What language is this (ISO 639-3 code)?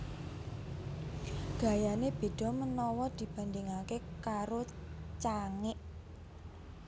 jav